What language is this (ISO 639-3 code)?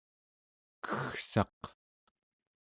esu